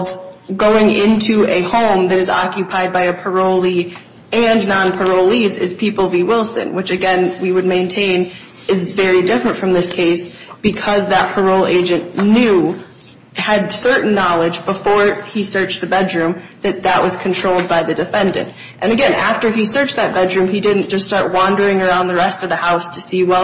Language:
English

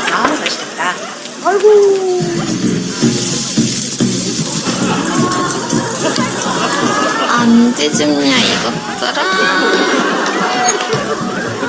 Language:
Korean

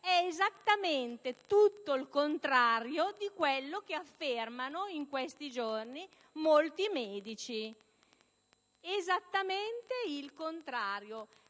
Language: Italian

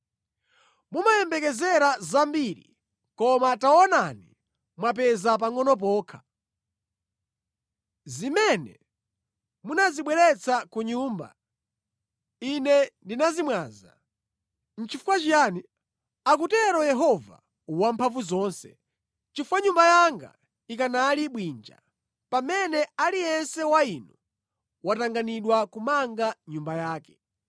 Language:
Nyanja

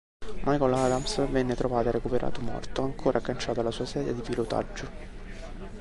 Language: Italian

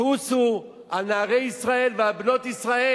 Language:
Hebrew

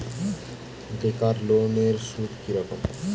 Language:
Bangla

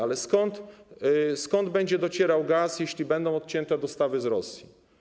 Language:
Polish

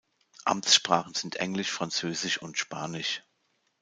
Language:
German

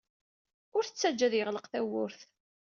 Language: Kabyle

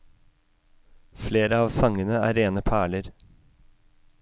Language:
Norwegian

